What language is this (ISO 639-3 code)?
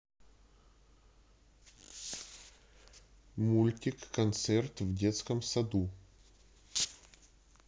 rus